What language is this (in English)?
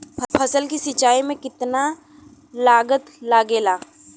Bhojpuri